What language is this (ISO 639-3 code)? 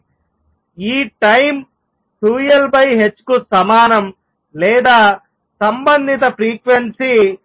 tel